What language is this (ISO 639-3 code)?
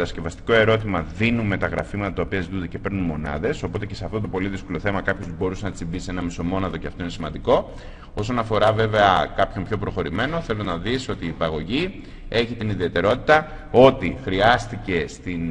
ell